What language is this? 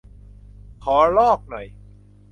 Thai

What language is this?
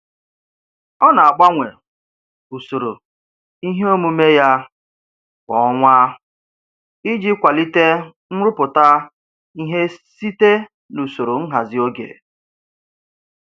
Igbo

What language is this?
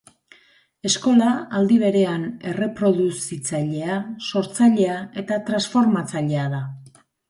Basque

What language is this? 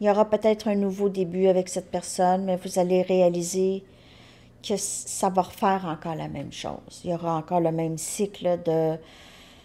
French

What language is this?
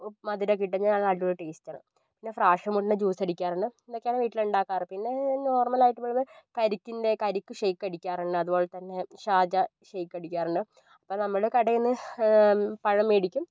Malayalam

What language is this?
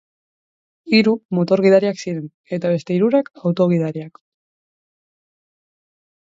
Basque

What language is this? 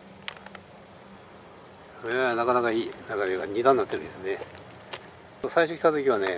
Japanese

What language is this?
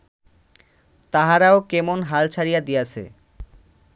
Bangla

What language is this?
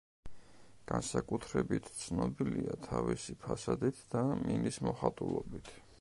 Georgian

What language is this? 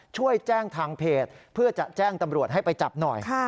Thai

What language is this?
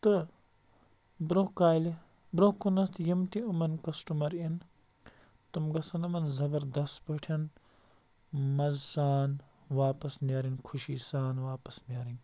Kashmiri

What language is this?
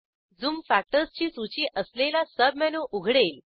Marathi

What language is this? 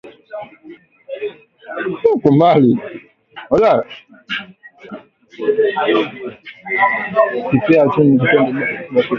Swahili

